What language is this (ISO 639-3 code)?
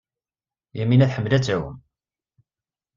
kab